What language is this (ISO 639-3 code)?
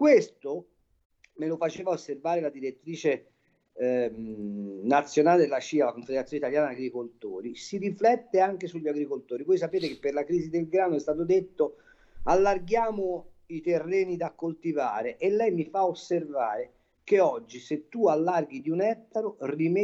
ita